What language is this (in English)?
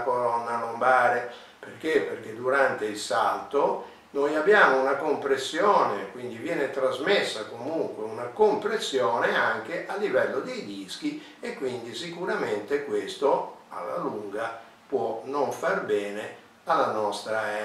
Italian